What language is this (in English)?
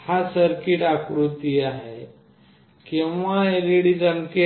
Marathi